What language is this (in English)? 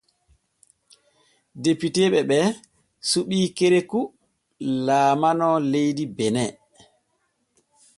Borgu Fulfulde